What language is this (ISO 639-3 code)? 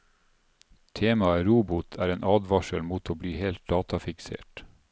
nor